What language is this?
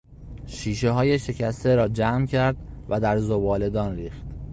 Persian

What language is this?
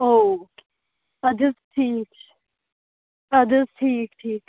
Kashmiri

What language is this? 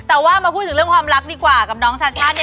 Thai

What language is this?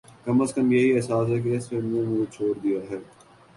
Urdu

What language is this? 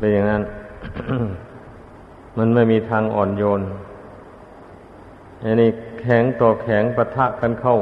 Thai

